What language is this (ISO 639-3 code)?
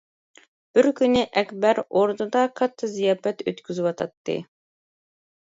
uig